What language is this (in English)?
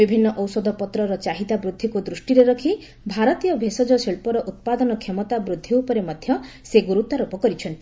Odia